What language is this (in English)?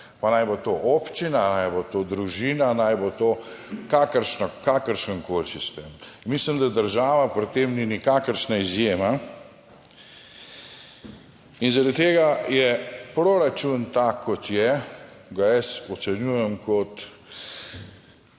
Slovenian